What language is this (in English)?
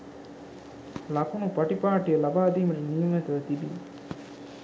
Sinhala